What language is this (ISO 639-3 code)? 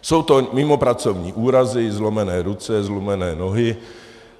ces